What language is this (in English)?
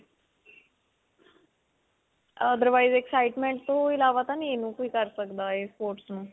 Punjabi